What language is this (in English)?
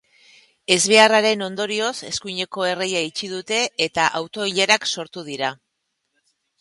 Basque